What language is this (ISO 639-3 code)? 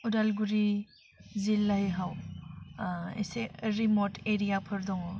brx